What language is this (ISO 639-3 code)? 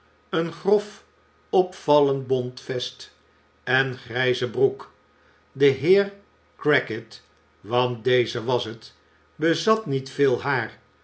nld